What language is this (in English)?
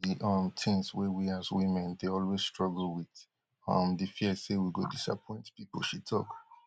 Nigerian Pidgin